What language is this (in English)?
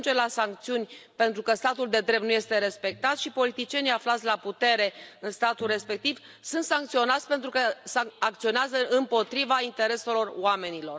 Romanian